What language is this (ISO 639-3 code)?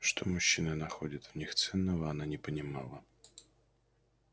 rus